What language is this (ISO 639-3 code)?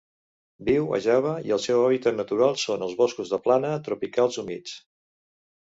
cat